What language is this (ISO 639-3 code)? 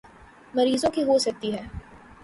urd